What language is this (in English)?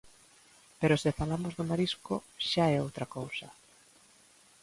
Galician